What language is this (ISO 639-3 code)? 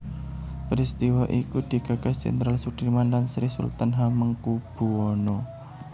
jav